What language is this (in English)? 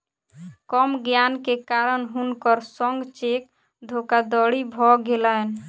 Maithili